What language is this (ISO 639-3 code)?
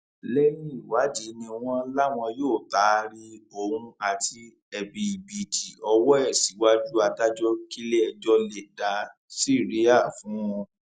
yor